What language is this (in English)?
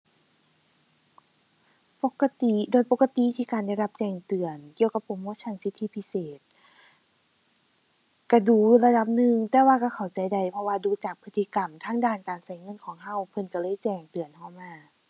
Thai